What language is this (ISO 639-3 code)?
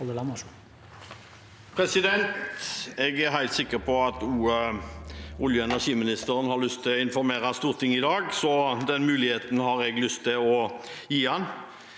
nor